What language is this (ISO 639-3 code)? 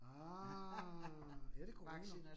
dan